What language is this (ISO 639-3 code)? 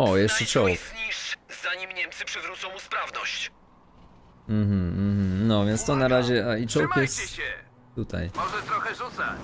pol